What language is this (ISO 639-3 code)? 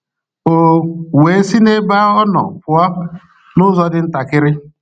ibo